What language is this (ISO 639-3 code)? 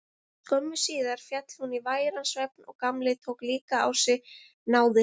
isl